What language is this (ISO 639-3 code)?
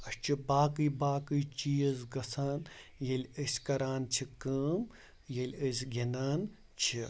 kas